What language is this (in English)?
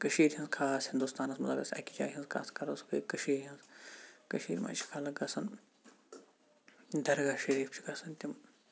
Kashmiri